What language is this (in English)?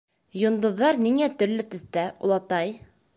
Bashkir